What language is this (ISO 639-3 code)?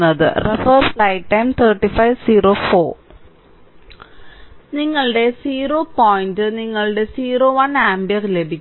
mal